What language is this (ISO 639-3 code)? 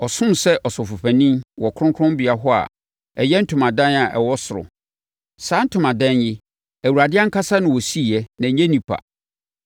aka